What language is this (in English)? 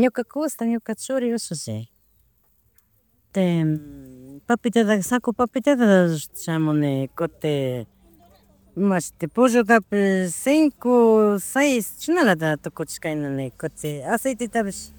Chimborazo Highland Quichua